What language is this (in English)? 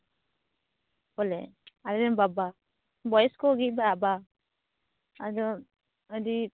Santali